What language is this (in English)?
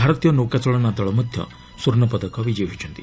Odia